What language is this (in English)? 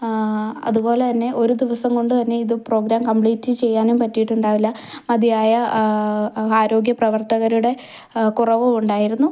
Malayalam